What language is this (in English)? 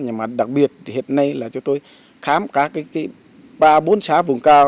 Vietnamese